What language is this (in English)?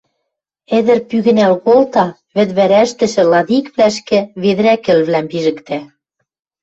Western Mari